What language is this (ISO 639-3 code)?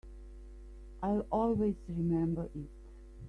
eng